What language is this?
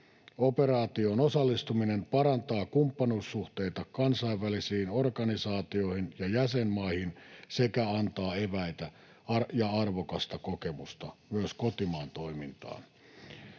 Finnish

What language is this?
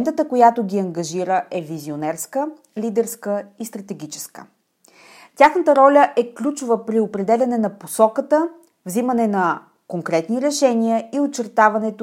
Bulgarian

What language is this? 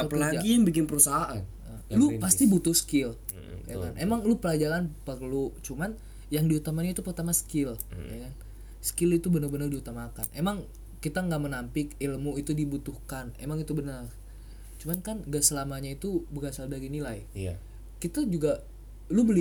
Indonesian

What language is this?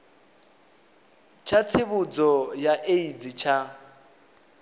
Venda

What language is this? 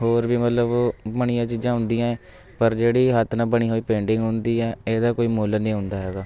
Punjabi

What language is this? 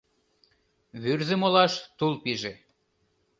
Mari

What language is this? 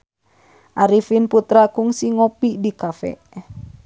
Sundanese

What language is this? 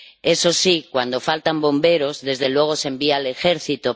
Spanish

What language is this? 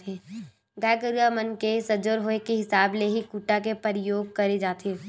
Chhattisgarhi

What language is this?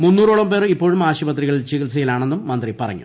Malayalam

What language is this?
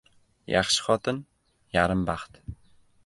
Uzbek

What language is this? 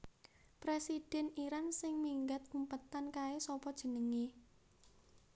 Javanese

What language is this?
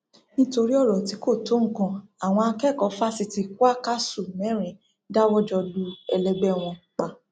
Yoruba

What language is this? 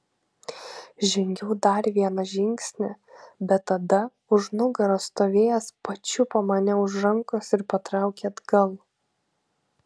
Lithuanian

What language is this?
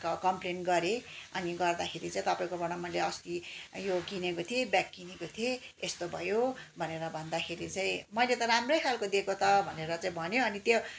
Nepali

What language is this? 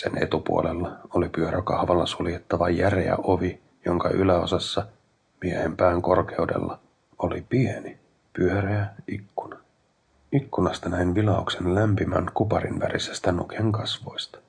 Finnish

